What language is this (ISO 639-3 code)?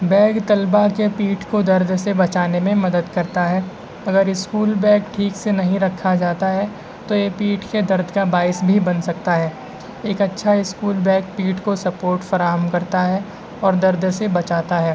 urd